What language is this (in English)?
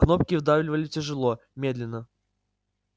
Russian